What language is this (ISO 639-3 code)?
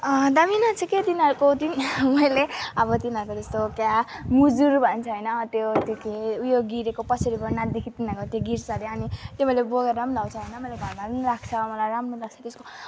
nep